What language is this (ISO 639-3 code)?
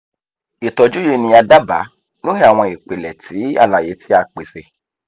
yor